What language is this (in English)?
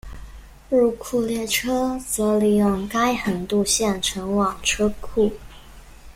Chinese